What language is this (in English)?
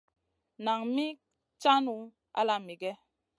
Masana